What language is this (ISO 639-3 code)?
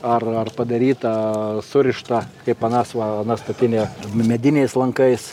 lit